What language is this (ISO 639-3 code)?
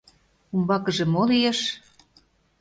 chm